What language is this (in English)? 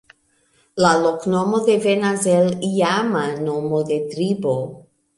Esperanto